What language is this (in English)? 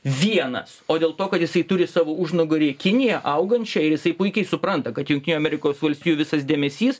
Lithuanian